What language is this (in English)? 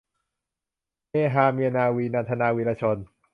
Thai